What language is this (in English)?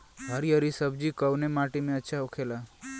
Bhojpuri